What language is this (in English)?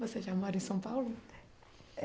Portuguese